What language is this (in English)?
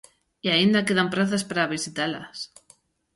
Galician